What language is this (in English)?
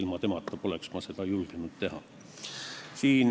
Estonian